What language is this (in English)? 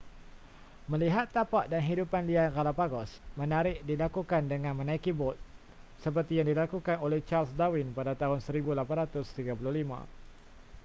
Malay